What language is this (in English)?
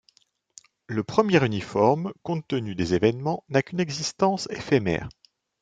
French